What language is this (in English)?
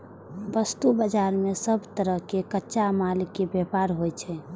Maithili